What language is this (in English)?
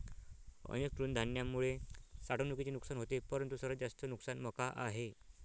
Marathi